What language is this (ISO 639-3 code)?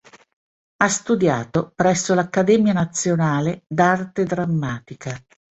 ita